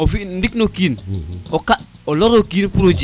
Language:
Serer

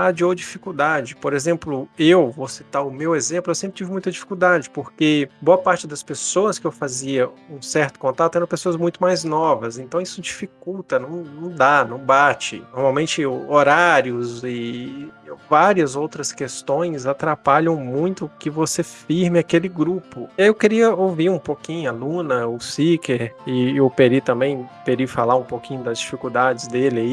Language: Portuguese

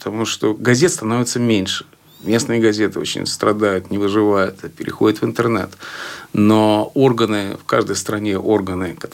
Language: Russian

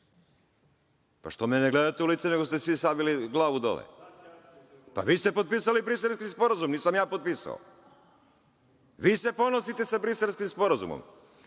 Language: Serbian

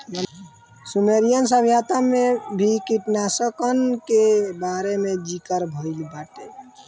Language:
Bhojpuri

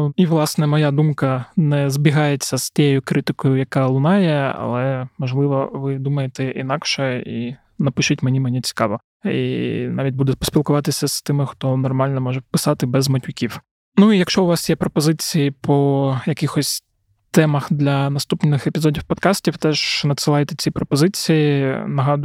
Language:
Ukrainian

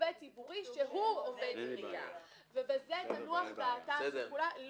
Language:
Hebrew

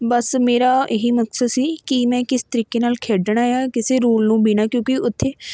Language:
Punjabi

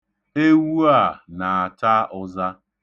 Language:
Igbo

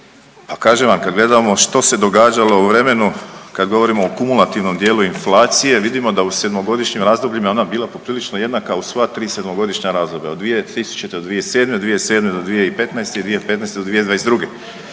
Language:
Croatian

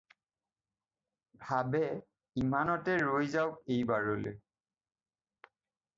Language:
Assamese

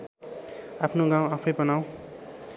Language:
Nepali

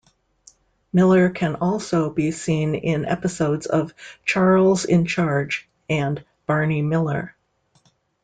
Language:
English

